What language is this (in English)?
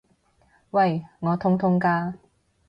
Cantonese